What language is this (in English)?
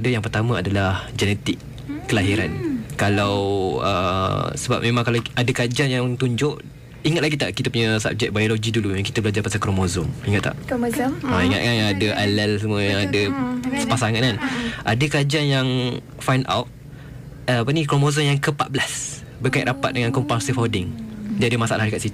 Malay